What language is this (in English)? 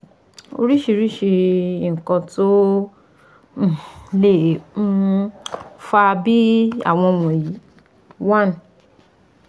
Yoruba